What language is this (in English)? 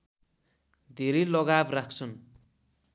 Nepali